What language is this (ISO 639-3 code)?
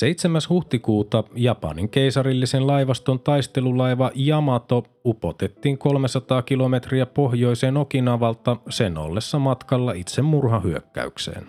fin